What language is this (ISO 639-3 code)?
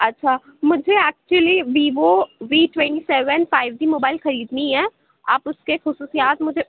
urd